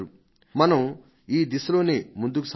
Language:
Telugu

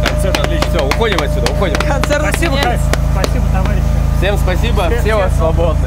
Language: Russian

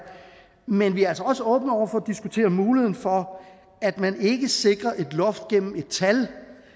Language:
Danish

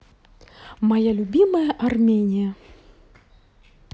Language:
Russian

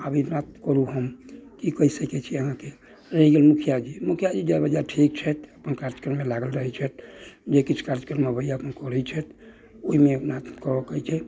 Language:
Maithili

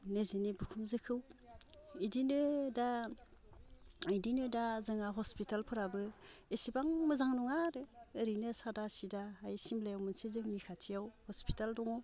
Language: Bodo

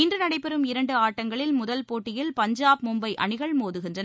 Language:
Tamil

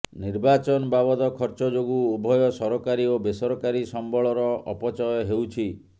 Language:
Odia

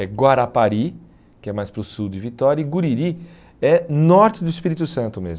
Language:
Portuguese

